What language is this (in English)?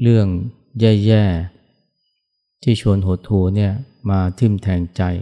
Thai